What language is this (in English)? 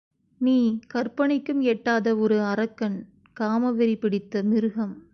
Tamil